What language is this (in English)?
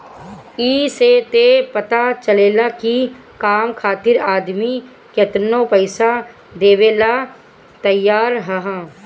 Bhojpuri